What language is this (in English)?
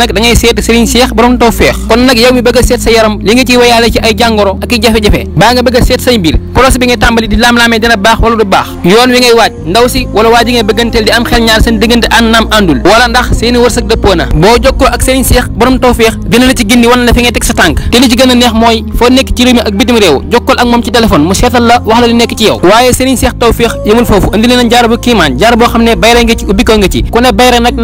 Indonesian